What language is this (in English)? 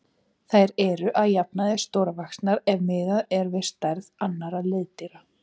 Icelandic